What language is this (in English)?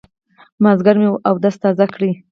Pashto